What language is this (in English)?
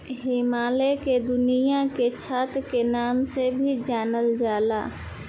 Bhojpuri